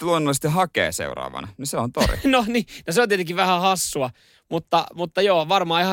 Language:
Finnish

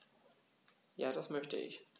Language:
German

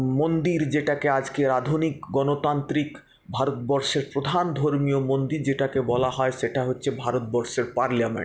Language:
Bangla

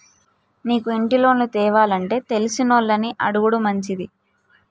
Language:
Telugu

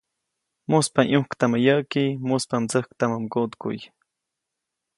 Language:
Copainalá Zoque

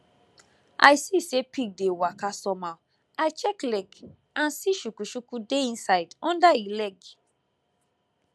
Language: Nigerian Pidgin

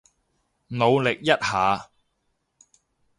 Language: Cantonese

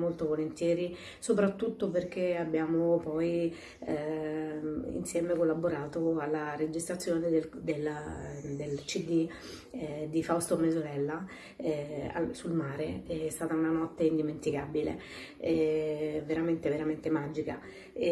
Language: Italian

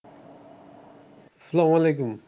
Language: Bangla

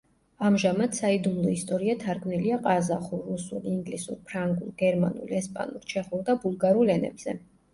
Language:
Georgian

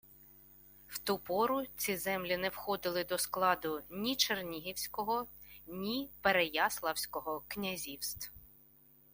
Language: Ukrainian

